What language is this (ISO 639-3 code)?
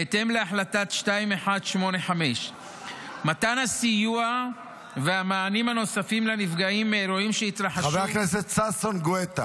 heb